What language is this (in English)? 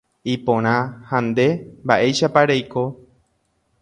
Guarani